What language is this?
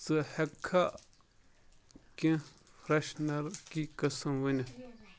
Kashmiri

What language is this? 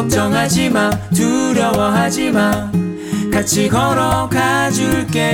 Korean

